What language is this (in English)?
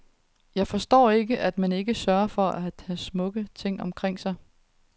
Danish